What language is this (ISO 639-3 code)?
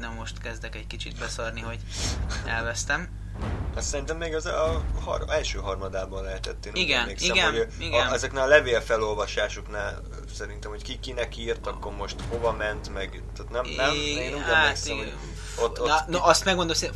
hun